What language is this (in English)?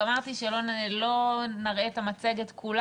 Hebrew